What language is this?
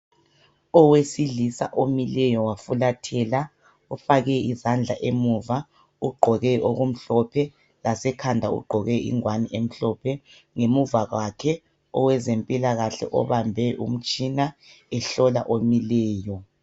North Ndebele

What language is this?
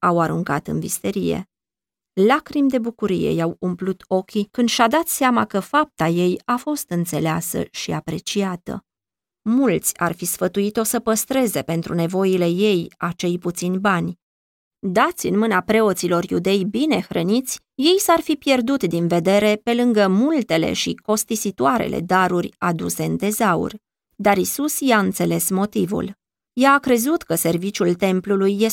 Romanian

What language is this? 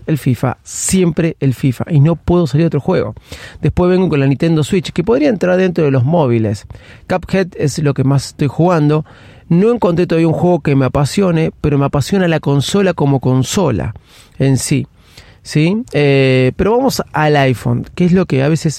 Spanish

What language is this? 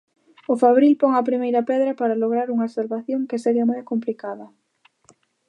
Galician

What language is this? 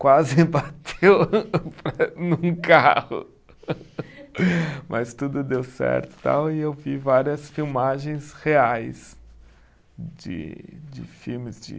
Portuguese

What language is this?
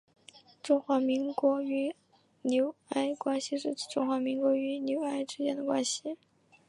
Chinese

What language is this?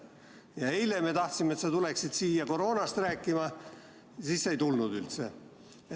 Estonian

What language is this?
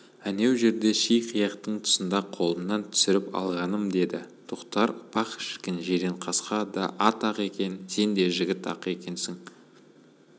Kazakh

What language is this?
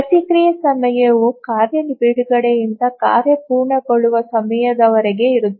Kannada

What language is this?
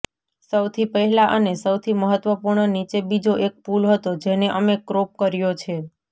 Gujarati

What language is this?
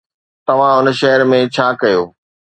Sindhi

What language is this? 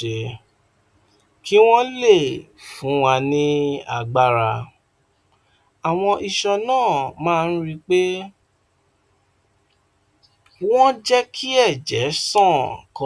Yoruba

